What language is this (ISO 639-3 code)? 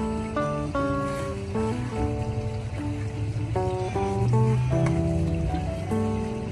vie